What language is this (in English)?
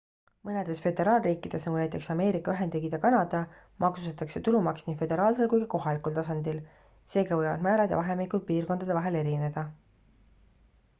Estonian